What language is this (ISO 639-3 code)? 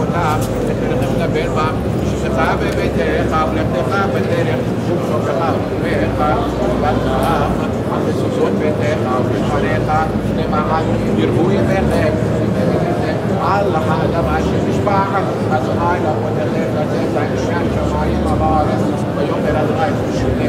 ell